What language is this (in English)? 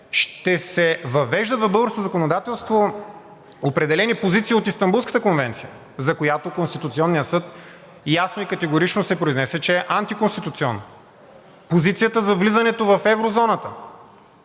Bulgarian